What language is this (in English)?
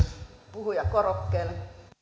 Finnish